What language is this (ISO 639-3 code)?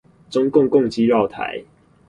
zho